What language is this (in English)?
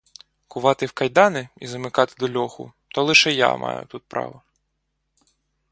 Ukrainian